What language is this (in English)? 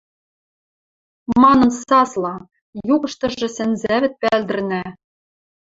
Western Mari